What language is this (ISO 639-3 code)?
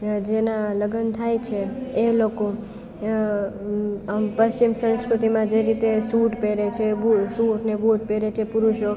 guj